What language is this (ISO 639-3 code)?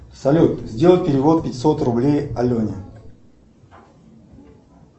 rus